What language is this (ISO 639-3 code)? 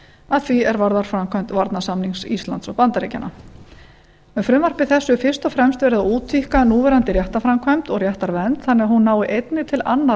isl